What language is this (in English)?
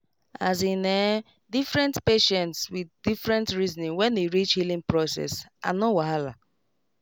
Nigerian Pidgin